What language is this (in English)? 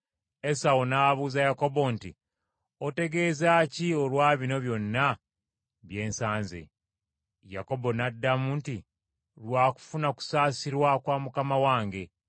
Ganda